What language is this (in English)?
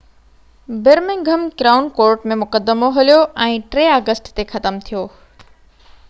Sindhi